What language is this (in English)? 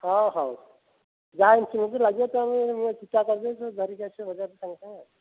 Odia